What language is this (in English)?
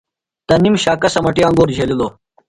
Phalura